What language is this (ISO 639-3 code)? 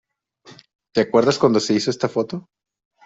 spa